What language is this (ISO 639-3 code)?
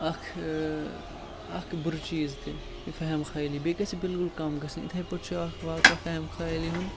kas